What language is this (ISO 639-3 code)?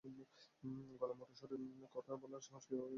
ben